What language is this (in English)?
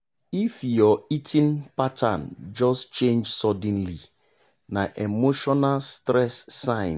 Nigerian Pidgin